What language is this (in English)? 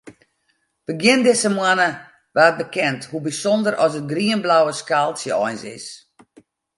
Western Frisian